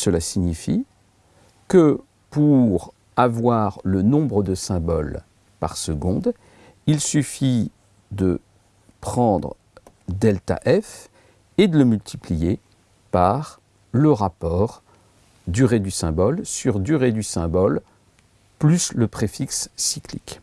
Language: French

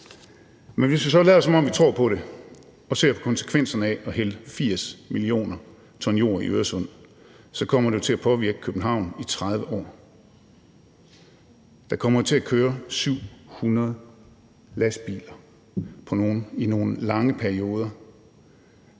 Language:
Danish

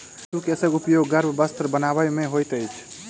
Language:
Maithili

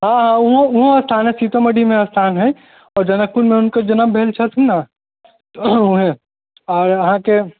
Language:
Maithili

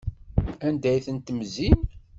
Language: Kabyle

